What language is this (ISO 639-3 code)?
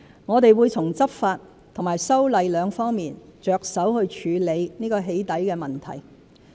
yue